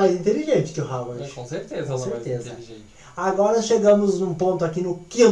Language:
Portuguese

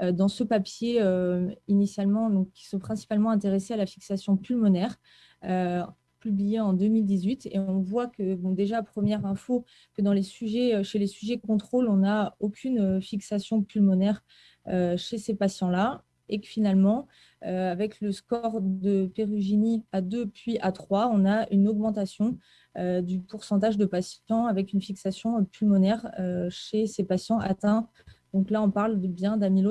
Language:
French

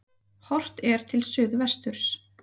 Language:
Icelandic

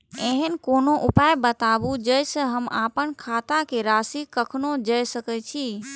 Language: Maithili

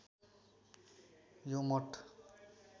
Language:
Nepali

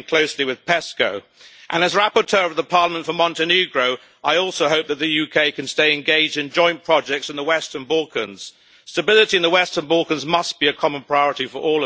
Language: English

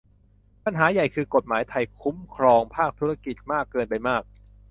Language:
Thai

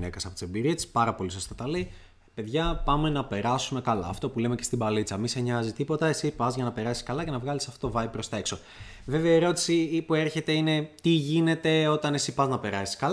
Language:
Greek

